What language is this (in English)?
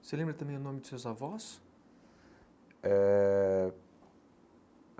Portuguese